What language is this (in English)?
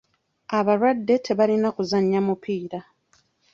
Ganda